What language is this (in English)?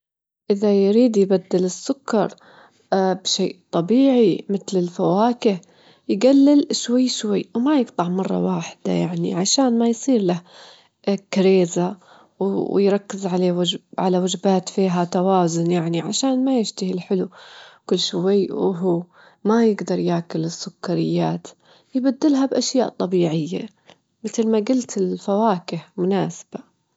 Gulf Arabic